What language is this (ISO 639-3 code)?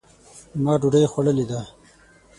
pus